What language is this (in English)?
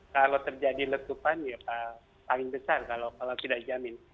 Indonesian